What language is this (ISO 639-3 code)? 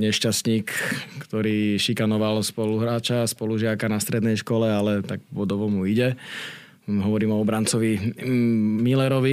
slk